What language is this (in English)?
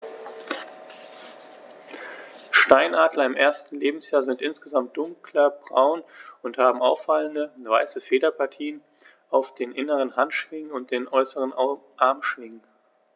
German